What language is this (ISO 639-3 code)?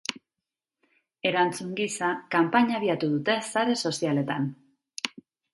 eus